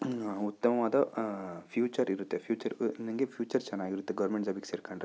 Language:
Kannada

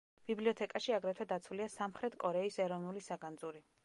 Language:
Georgian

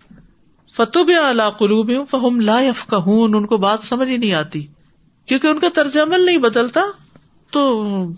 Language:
Urdu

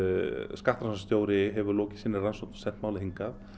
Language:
Icelandic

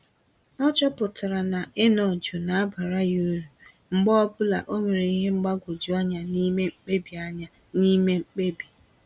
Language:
Igbo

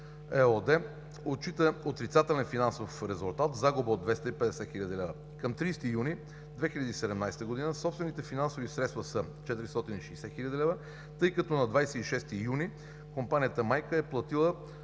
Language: Bulgarian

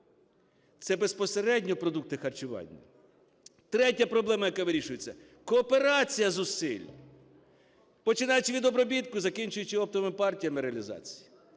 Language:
Ukrainian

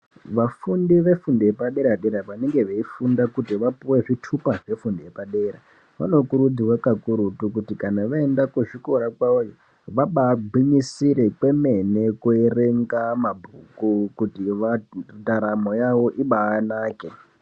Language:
Ndau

